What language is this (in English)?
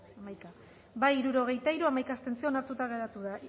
Basque